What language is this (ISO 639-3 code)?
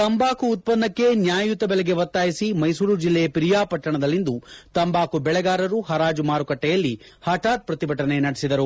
kan